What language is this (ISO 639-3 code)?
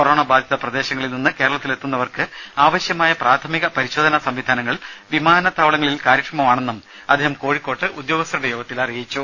mal